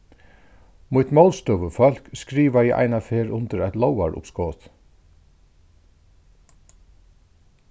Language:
Faroese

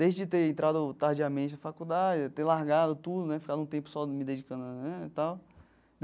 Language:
Portuguese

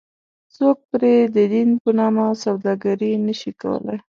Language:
Pashto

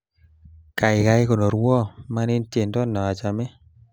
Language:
Kalenjin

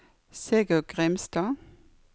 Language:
Norwegian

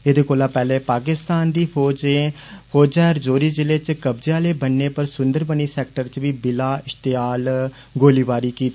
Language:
Dogri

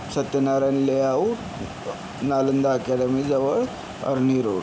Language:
Marathi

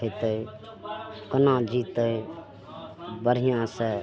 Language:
Maithili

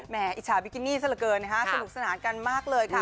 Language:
Thai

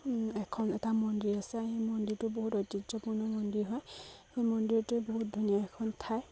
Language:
Assamese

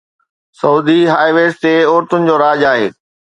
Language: Sindhi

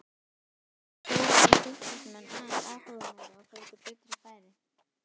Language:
Icelandic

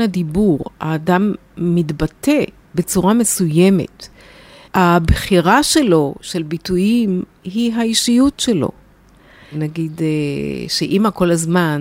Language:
Hebrew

